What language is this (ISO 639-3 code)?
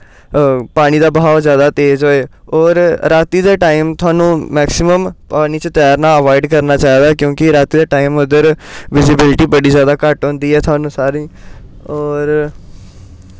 doi